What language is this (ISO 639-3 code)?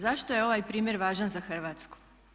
hrv